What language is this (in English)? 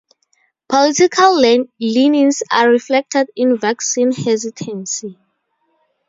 English